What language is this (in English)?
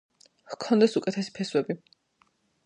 Georgian